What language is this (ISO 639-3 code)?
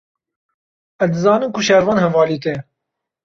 kur